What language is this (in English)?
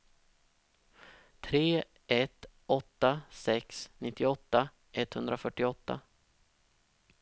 Swedish